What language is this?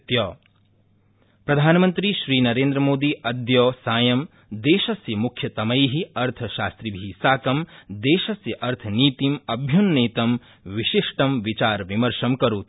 Sanskrit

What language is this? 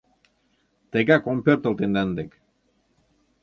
Mari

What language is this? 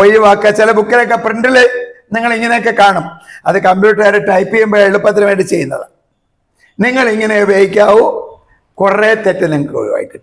Malayalam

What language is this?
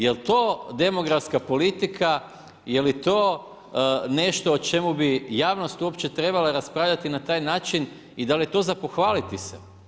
Croatian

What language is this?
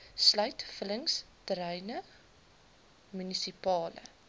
Afrikaans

